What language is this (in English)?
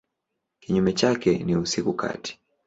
Swahili